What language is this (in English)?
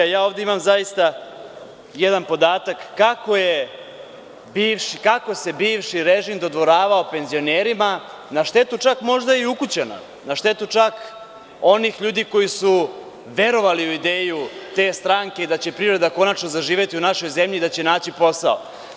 Serbian